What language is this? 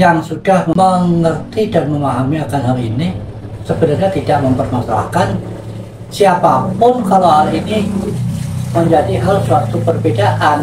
Indonesian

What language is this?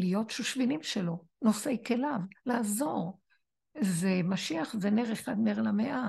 Hebrew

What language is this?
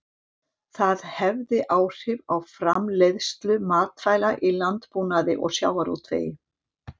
Icelandic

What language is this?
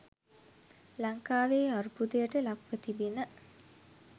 Sinhala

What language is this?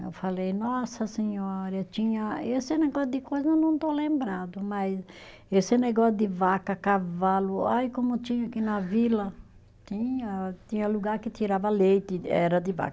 Portuguese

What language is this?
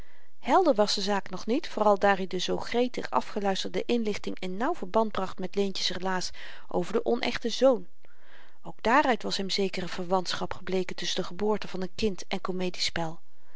Dutch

